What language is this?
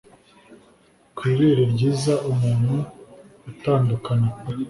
Kinyarwanda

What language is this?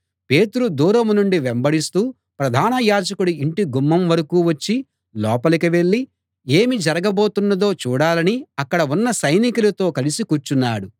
Telugu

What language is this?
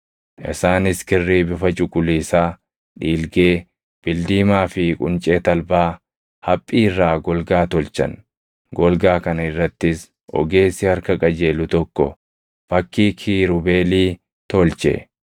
Oromo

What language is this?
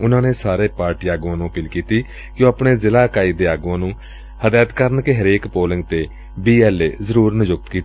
Punjabi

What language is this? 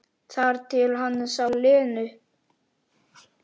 Icelandic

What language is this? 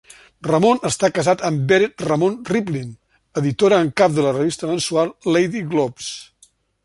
Catalan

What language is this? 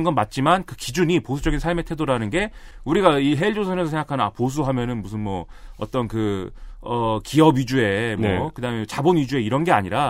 Korean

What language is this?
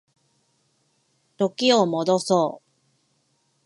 Japanese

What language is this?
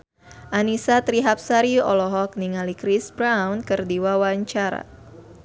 Sundanese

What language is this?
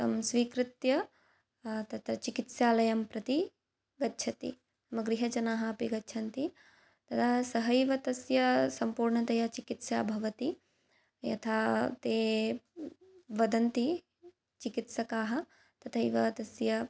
Sanskrit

